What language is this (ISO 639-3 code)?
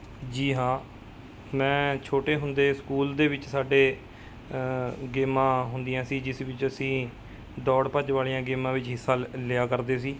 pan